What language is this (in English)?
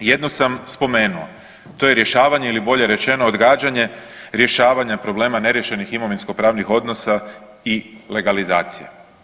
Croatian